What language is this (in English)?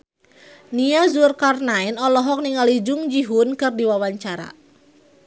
Sundanese